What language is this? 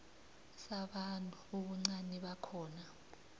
South Ndebele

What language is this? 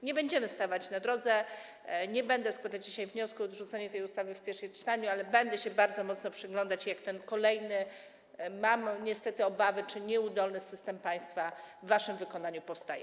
Polish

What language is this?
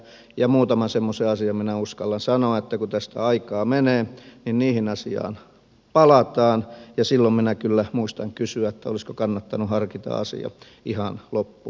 Finnish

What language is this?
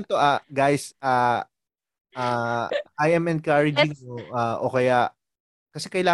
Filipino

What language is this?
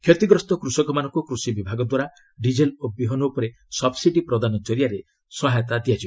Odia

